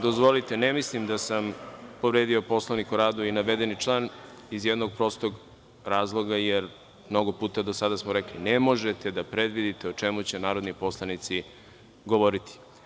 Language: Serbian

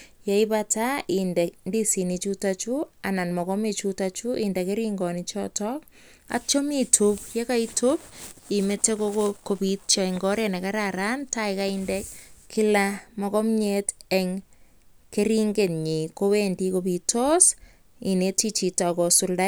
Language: Kalenjin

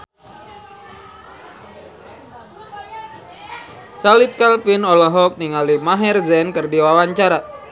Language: Sundanese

